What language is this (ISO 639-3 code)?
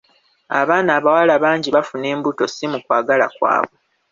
lug